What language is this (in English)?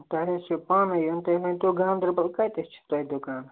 Kashmiri